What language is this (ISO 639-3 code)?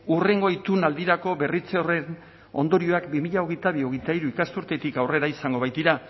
eus